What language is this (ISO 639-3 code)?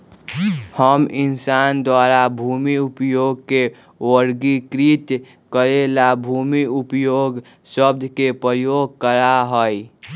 mag